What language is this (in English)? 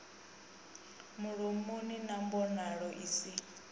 Venda